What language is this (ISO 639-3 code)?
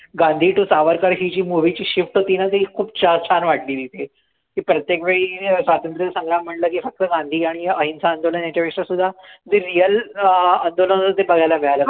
mar